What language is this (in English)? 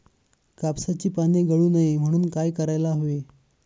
Marathi